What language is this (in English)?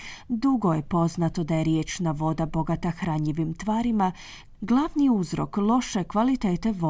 Croatian